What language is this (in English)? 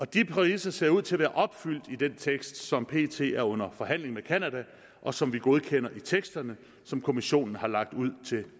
Danish